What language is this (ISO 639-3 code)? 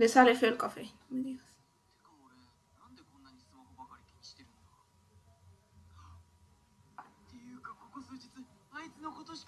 spa